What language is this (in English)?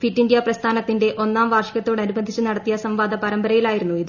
Malayalam